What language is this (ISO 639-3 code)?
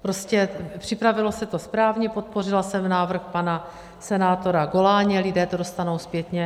ces